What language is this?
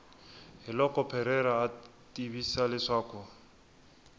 Tsonga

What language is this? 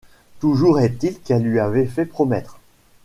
French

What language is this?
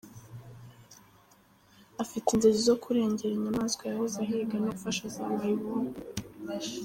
Kinyarwanda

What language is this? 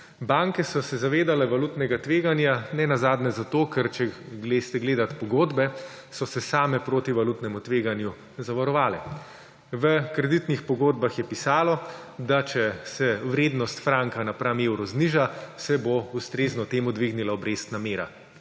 Slovenian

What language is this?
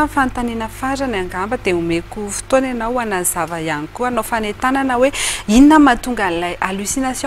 Romanian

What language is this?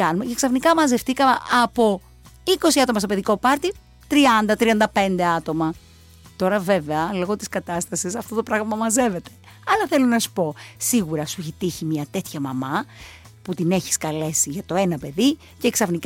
Greek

